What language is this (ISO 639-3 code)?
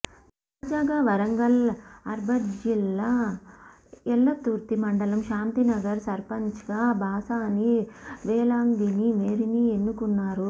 tel